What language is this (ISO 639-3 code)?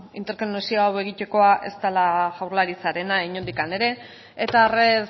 eus